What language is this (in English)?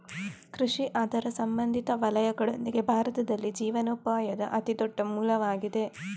Kannada